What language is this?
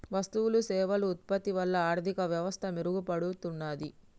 Telugu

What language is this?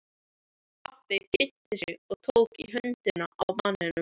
Icelandic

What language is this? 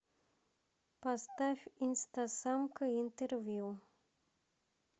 Russian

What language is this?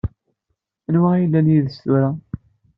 Kabyle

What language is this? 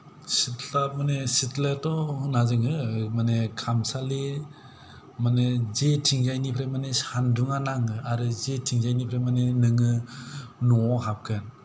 Bodo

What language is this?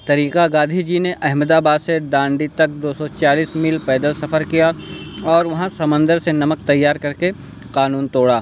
Urdu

